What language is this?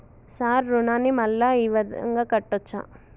Telugu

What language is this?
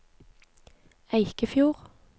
Norwegian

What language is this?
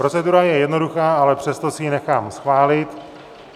Czech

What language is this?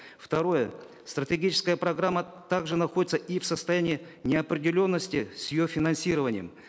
Kazakh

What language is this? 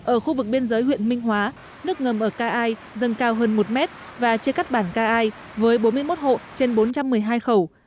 Vietnamese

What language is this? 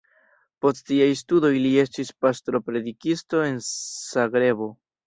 Esperanto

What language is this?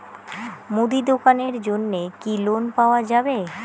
Bangla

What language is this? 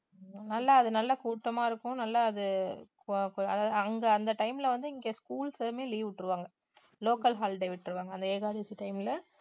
Tamil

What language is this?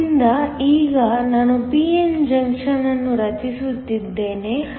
Kannada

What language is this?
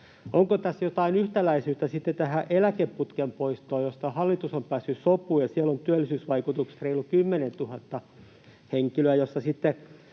Finnish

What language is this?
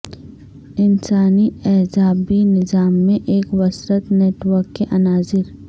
Urdu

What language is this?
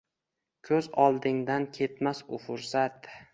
Uzbek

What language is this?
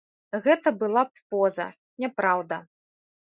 Belarusian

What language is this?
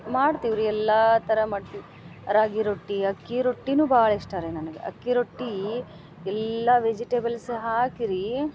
Kannada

